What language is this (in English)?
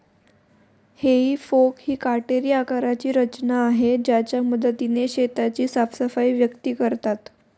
Marathi